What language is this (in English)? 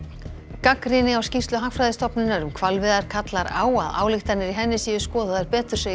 Icelandic